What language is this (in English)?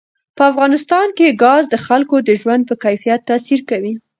Pashto